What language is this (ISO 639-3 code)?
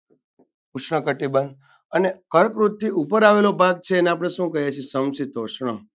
guj